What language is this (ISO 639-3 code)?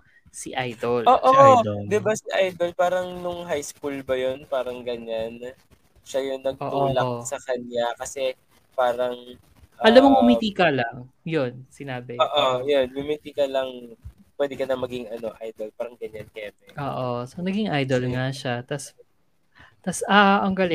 fil